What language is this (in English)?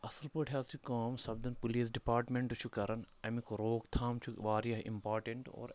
Kashmiri